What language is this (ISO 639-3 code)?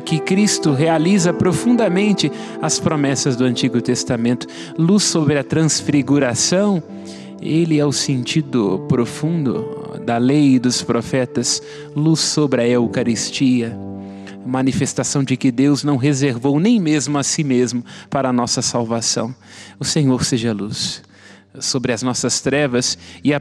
por